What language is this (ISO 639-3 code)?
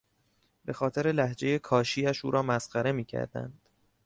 fas